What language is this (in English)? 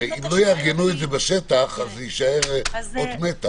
Hebrew